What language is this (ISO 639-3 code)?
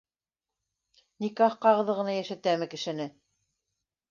bak